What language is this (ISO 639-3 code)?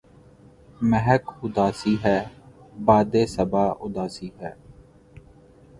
urd